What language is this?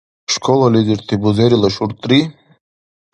Dargwa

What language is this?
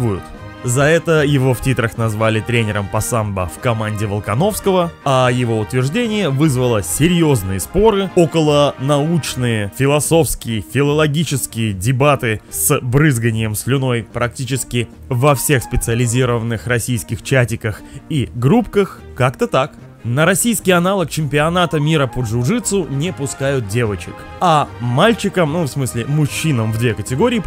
Russian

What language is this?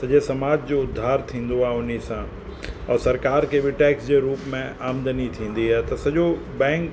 Sindhi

